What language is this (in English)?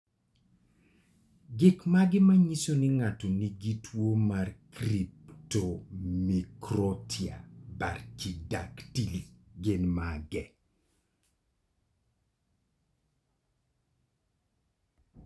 Luo (Kenya and Tanzania)